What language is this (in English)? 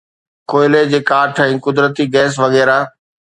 Sindhi